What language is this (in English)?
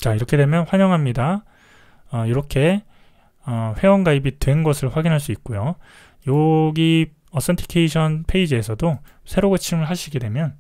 Korean